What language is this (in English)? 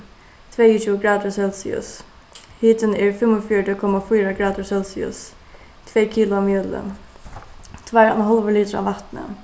Faroese